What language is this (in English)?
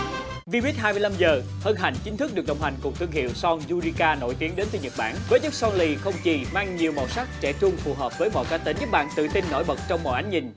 Vietnamese